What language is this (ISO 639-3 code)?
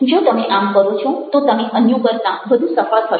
guj